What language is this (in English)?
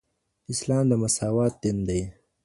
Pashto